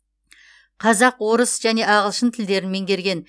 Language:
Kazakh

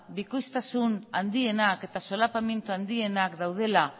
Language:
Basque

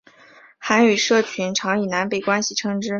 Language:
Chinese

